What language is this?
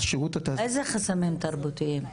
Hebrew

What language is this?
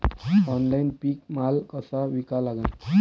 Marathi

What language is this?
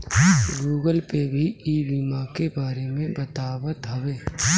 Bhojpuri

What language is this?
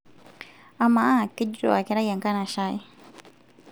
Masai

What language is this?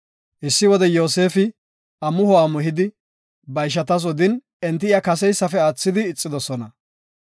Gofa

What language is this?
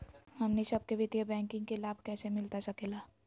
Magahi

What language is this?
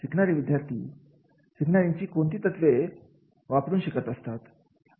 Marathi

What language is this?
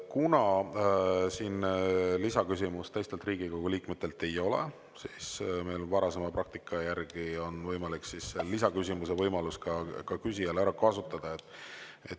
Estonian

